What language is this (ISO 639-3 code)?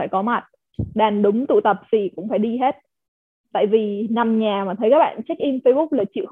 vie